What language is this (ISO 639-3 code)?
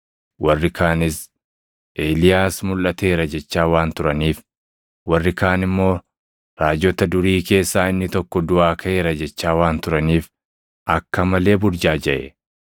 orm